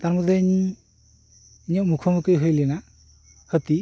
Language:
Santali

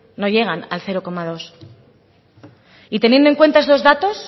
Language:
Spanish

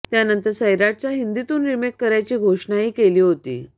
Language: Marathi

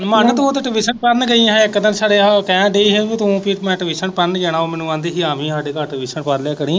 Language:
Punjabi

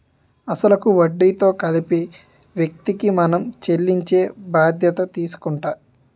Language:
Telugu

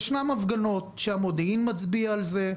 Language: Hebrew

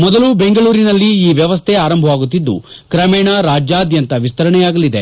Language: Kannada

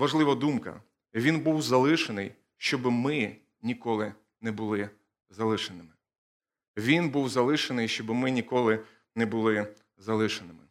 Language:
Ukrainian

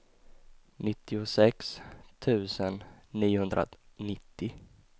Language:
Swedish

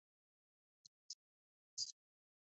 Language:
Spanish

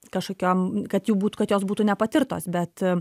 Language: Lithuanian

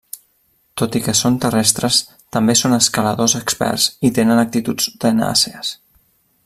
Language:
Catalan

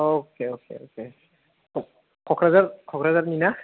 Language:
Bodo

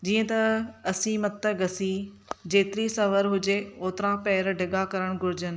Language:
Sindhi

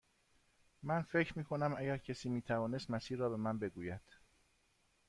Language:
Persian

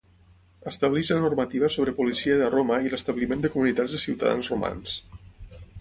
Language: Catalan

